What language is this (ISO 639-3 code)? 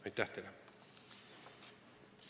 est